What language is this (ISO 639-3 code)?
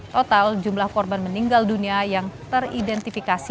ind